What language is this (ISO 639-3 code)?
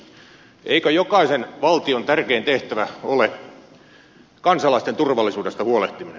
fin